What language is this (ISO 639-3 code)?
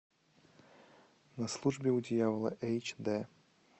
rus